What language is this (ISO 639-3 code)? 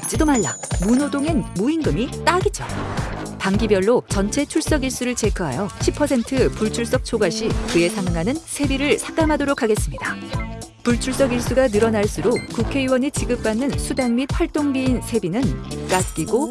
kor